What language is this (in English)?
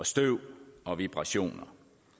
Danish